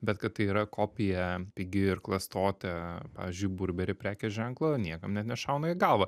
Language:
Lithuanian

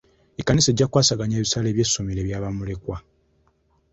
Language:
Ganda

